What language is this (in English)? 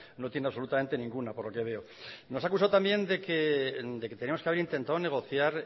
Spanish